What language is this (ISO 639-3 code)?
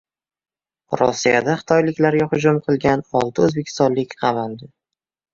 uzb